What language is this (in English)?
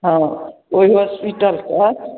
Maithili